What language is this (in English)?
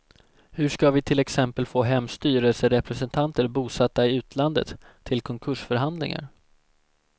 Swedish